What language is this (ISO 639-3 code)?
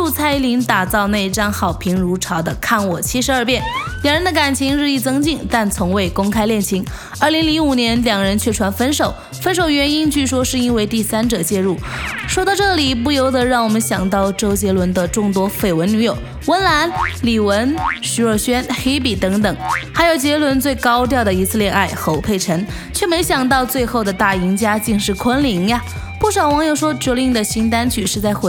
zho